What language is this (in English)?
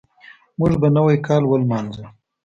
Pashto